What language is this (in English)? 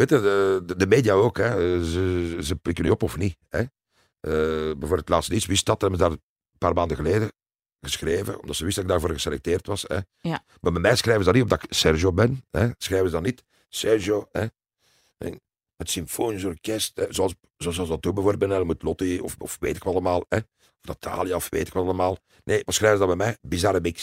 Dutch